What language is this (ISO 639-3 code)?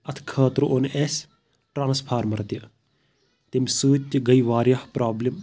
kas